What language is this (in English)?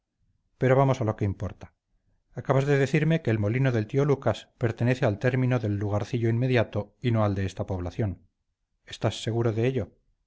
Spanish